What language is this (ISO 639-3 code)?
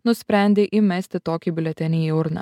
lit